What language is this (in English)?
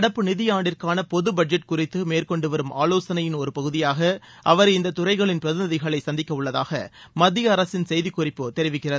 Tamil